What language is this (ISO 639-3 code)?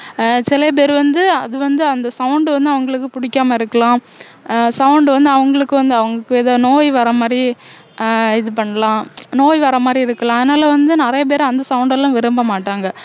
tam